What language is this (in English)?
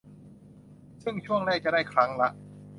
Thai